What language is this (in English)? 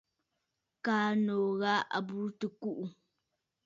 Bafut